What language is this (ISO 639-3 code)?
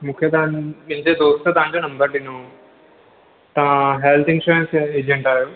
snd